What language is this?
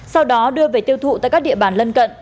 Vietnamese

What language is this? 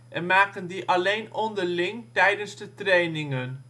Dutch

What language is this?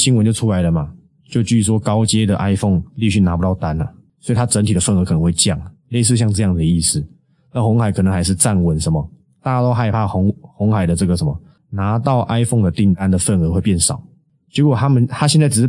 Chinese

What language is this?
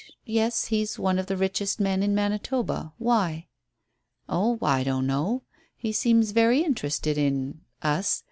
English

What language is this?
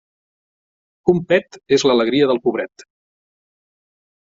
Catalan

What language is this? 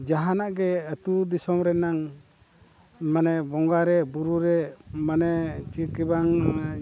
Santali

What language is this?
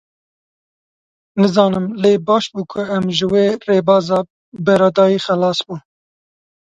Kurdish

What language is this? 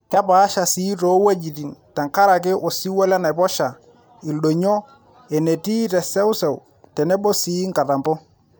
Masai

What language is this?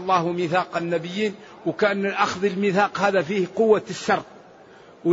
Arabic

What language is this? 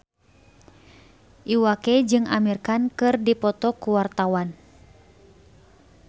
Sundanese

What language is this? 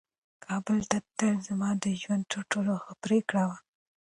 Pashto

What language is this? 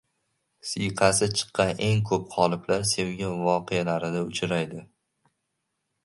Uzbek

